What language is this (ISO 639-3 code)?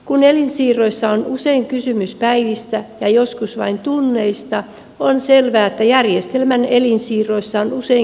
fin